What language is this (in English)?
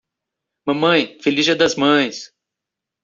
Portuguese